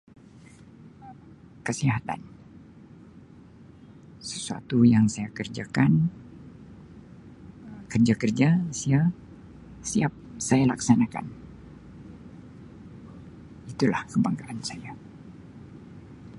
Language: Sabah Malay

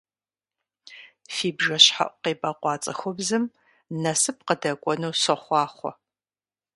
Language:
Kabardian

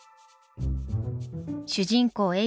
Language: Japanese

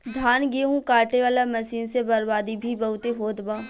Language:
Bhojpuri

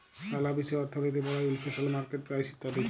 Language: Bangla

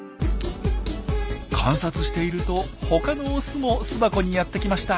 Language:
Japanese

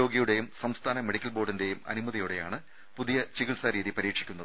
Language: Malayalam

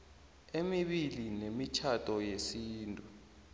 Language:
South Ndebele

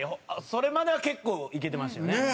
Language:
Japanese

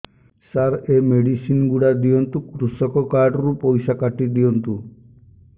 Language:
Odia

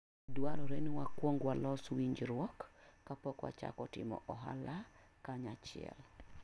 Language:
Luo (Kenya and Tanzania)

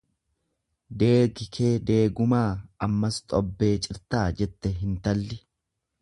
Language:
Oromo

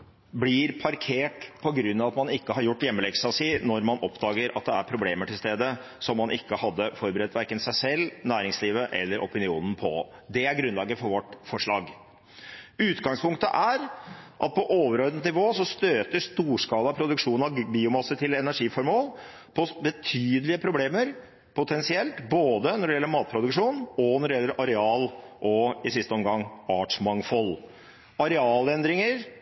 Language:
Norwegian Bokmål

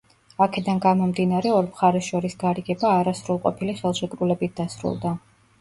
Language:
Georgian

